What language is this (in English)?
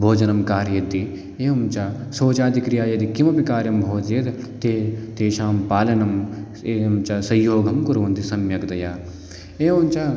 Sanskrit